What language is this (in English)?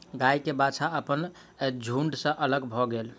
Maithili